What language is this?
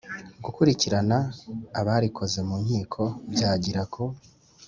Kinyarwanda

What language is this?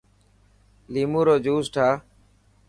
Dhatki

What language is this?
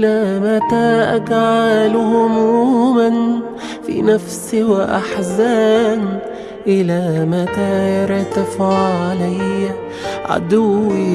Arabic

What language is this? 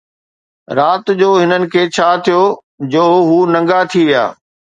Sindhi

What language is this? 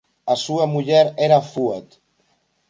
Galician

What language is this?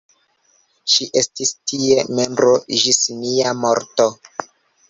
Esperanto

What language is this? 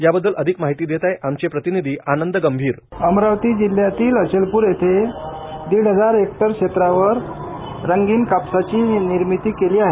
Marathi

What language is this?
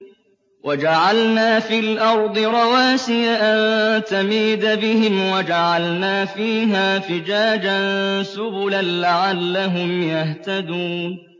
Arabic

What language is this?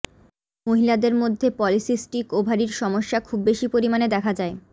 Bangla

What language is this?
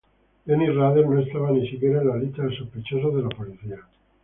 Spanish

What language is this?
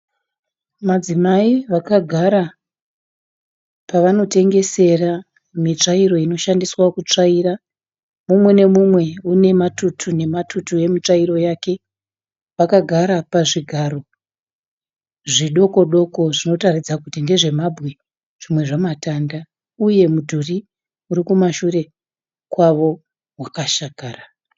Shona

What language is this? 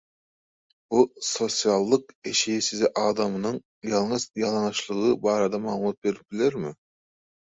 Turkmen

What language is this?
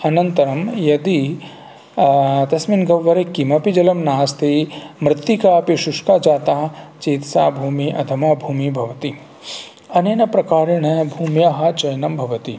Sanskrit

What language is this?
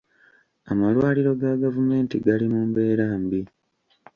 Ganda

